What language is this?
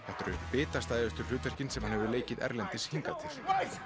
Icelandic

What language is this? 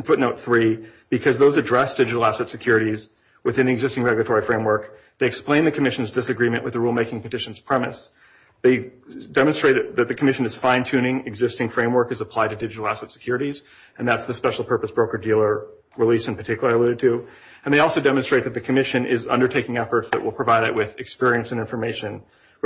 English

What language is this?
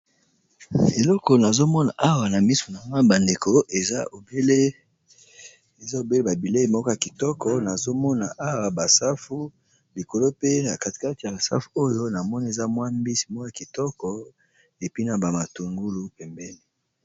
Lingala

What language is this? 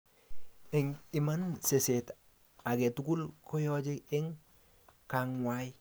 Kalenjin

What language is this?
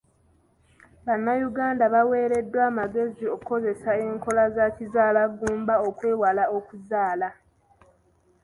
Ganda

